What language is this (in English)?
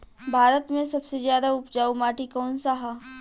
Bhojpuri